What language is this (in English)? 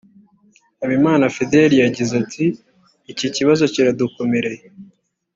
Kinyarwanda